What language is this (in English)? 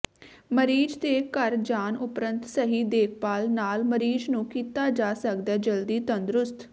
Punjabi